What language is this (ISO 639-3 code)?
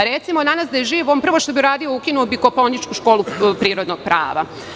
srp